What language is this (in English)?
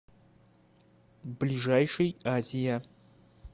Russian